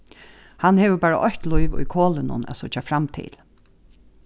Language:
Faroese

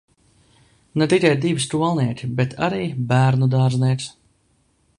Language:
Latvian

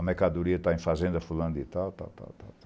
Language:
Portuguese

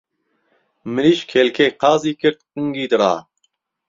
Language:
Central Kurdish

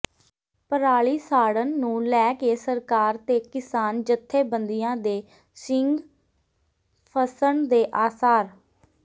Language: Punjabi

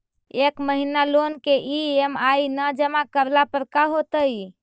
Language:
Magahi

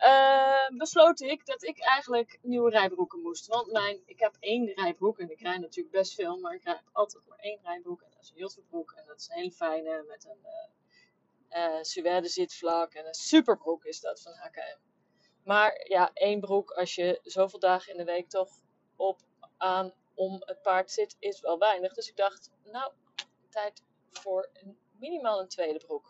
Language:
Dutch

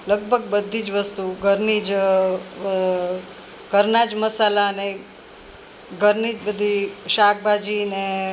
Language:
Gujarati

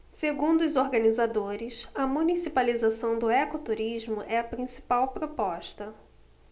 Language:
Portuguese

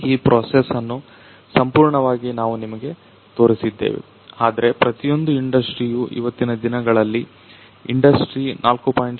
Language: Kannada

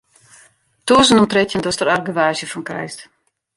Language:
Western Frisian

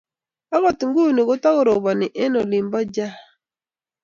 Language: Kalenjin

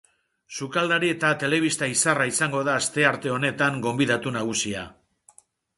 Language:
Basque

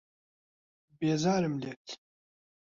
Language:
Central Kurdish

